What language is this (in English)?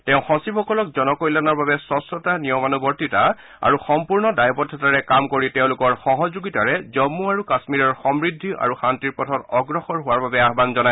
Assamese